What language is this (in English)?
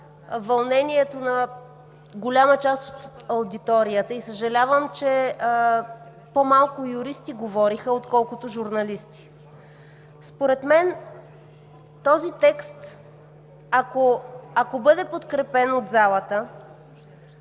Bulgarian